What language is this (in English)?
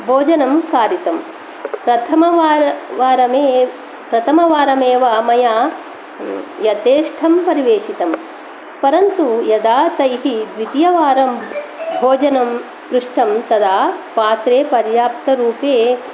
Sanskrit